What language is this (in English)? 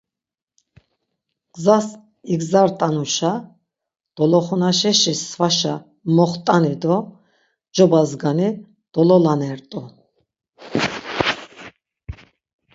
Laz